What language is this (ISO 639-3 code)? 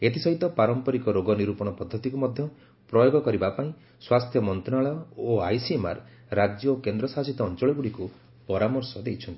ori